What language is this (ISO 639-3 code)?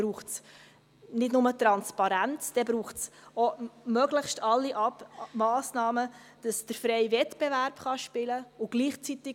gsw